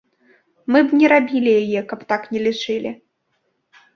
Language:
Belarusian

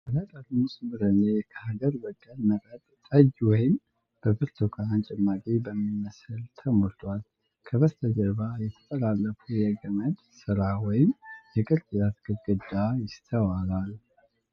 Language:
Amharic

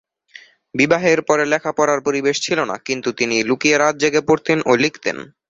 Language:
Bangla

